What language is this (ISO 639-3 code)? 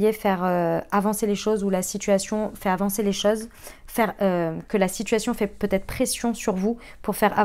fra